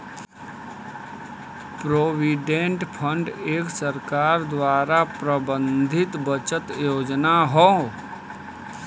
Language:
Bhojpuri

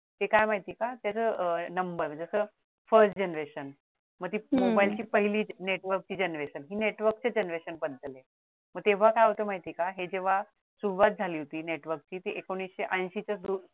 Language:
Marathi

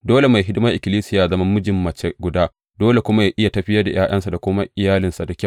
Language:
Hausa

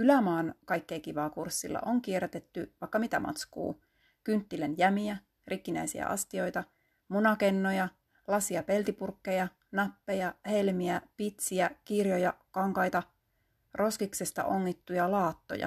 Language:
Finnish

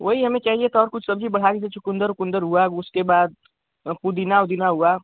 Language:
Hindi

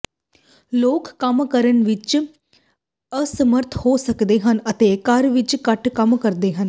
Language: Punjabi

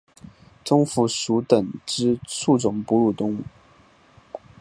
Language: Chinese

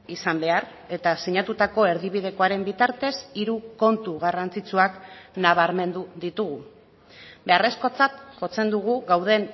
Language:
Basque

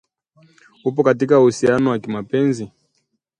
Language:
Swahili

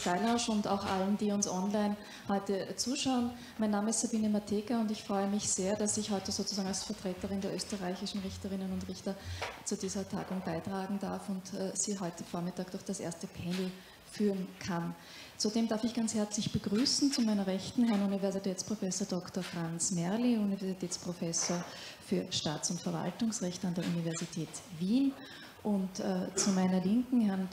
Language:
German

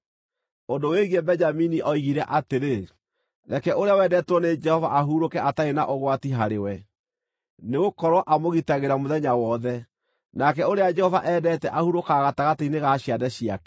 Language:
Kikuyu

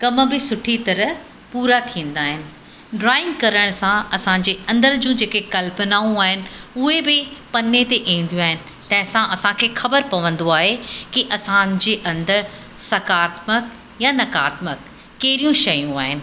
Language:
Sindhi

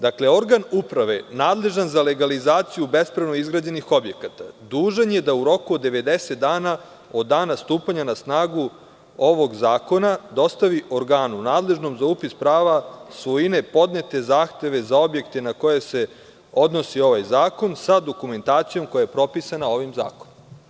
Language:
Serbian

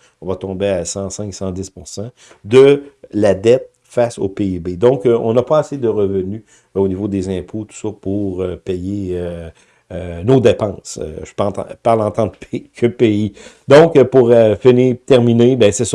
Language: French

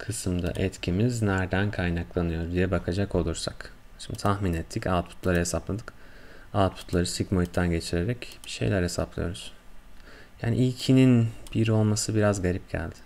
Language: Turkish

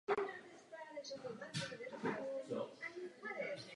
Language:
Czech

